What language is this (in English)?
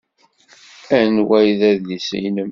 Kabyle